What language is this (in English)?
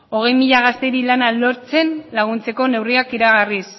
Basque